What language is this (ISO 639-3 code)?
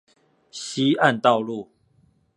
zho